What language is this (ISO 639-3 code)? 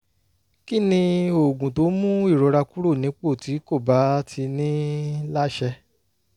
yor